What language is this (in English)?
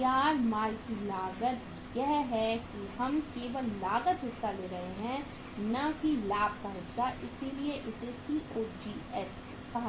Hindi